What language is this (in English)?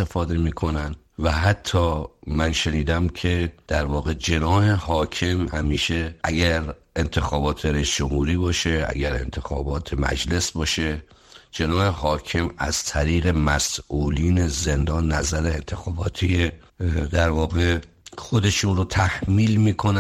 Persian